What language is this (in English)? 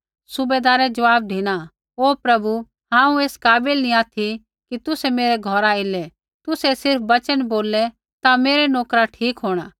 Kullu Pahari